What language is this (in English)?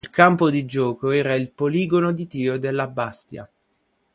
Italian